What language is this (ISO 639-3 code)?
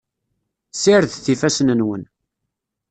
kab